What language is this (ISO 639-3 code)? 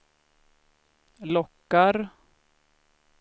swe